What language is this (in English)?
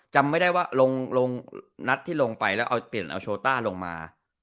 Thai